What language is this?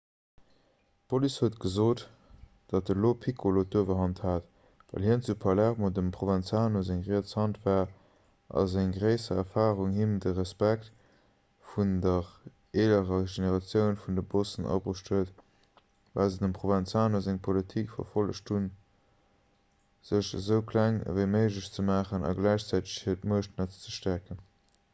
Luxembourgish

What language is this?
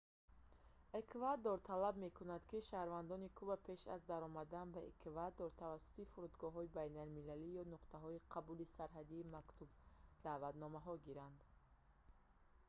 Tajik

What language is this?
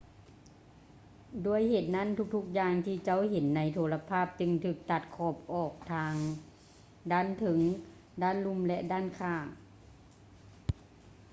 Lao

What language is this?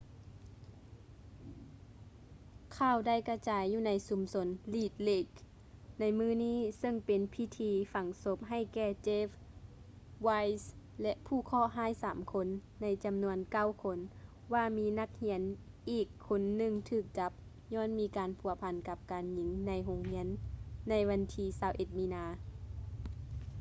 Lao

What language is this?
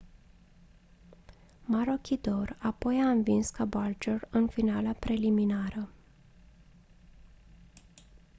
Romanian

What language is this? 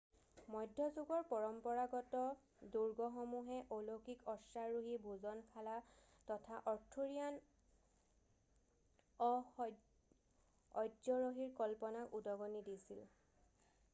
Assamese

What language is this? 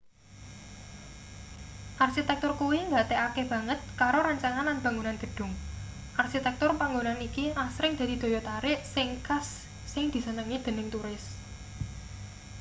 Javanese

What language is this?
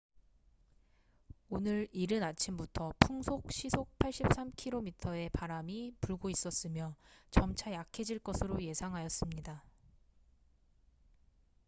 Korean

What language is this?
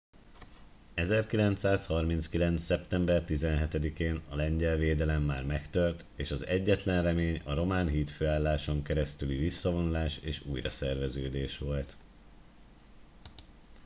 Hungarian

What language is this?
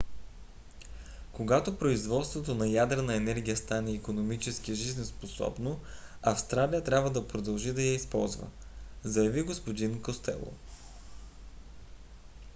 Bulgarian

